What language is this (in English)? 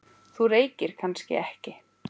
Icelandic